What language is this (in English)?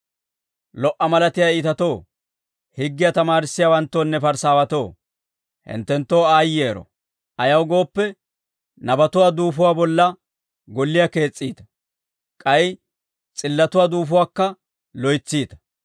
Dawro